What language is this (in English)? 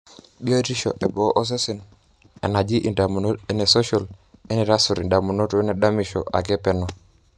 Masai